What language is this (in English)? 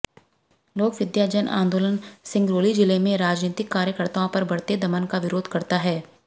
Hindi